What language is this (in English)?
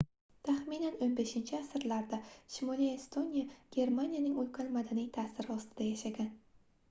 Uzbek